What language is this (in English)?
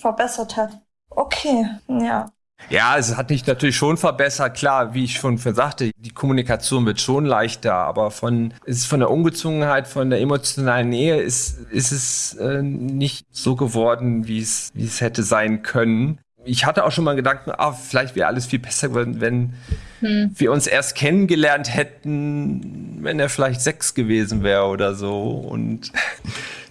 German